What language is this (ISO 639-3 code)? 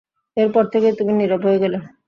ben